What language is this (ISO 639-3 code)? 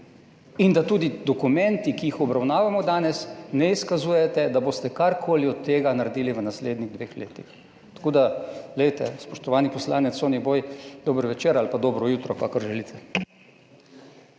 slv